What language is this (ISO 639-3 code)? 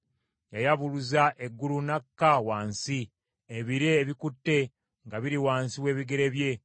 lug